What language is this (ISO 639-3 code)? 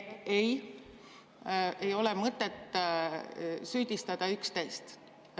est